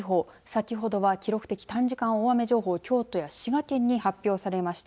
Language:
Japanese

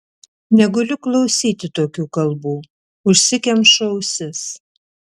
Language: Lithuanian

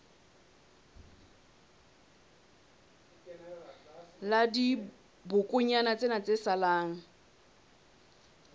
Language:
Southern Sotho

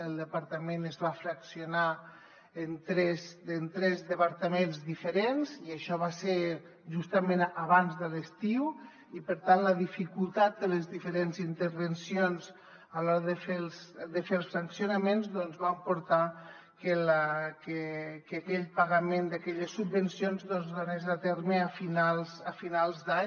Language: Catalan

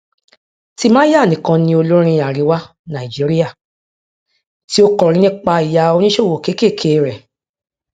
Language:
Yoruba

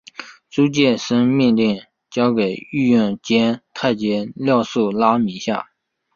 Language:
Chinese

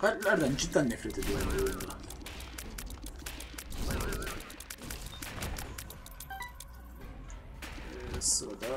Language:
Turkish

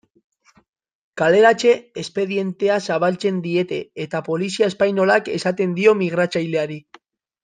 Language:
Basque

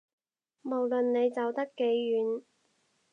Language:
Cantonese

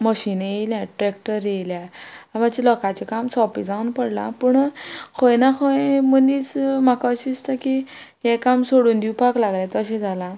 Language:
Konkani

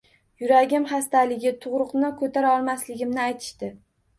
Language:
Uzbek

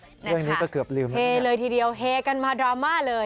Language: Thai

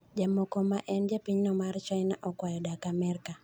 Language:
Luo (Kenya and Tanzania)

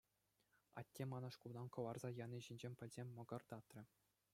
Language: Chuvash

